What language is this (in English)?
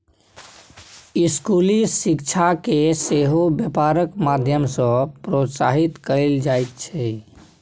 Maithili